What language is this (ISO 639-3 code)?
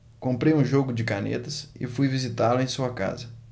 por